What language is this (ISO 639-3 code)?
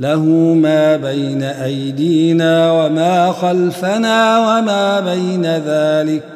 ara